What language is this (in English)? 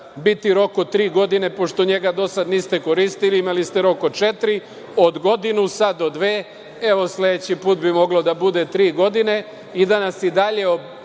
Serbian